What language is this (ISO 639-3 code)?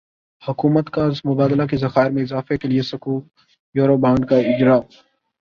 urd